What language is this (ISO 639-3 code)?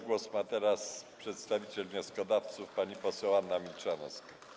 pol